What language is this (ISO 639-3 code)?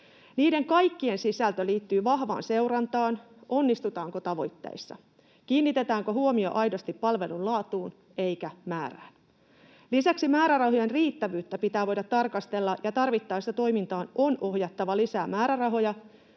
fin